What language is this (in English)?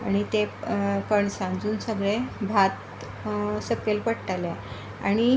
Konkani